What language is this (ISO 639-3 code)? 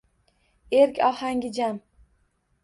uzb